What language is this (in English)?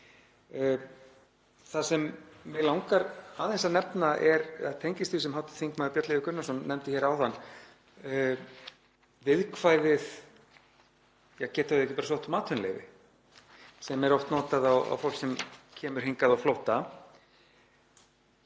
Icelandic